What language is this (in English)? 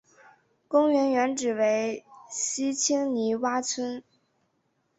Chinese